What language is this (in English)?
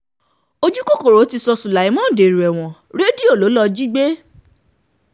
Yoruba